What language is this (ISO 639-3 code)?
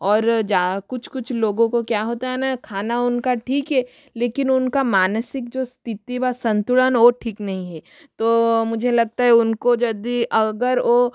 hin